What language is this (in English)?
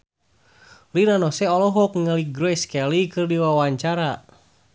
Sundanese